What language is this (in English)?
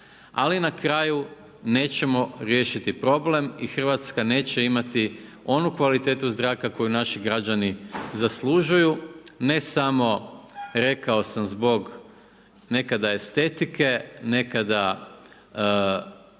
Croatian